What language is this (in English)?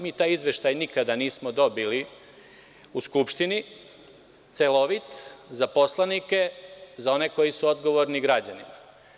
Serbian